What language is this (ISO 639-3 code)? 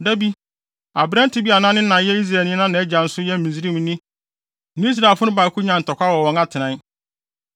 aka